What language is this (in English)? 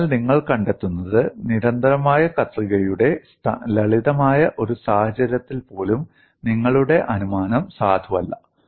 Malayalam